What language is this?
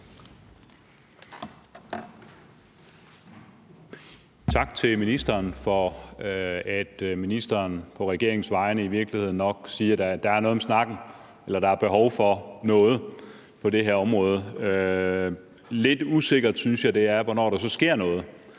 Danish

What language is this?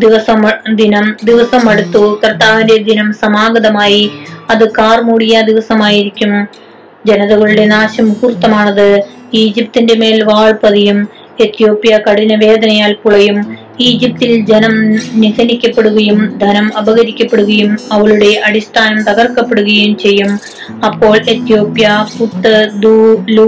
Malayalam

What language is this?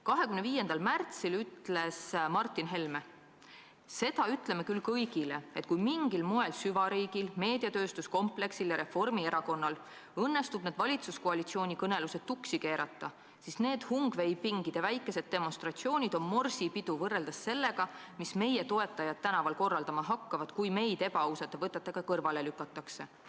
Estonian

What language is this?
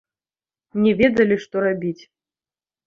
Belarusian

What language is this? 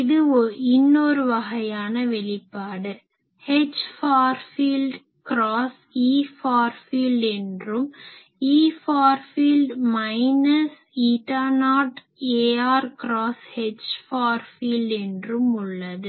Tamil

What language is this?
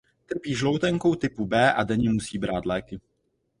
Czech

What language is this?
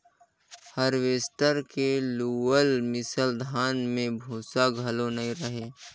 Chhattisgarhi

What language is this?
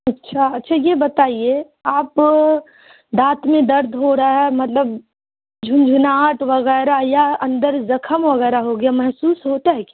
Urdu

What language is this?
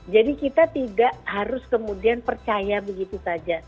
Indonesian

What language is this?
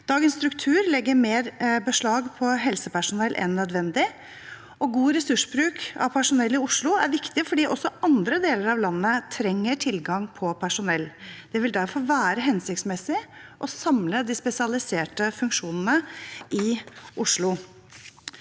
Norwegian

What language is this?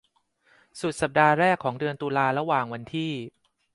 Thai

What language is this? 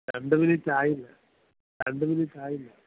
Malayalam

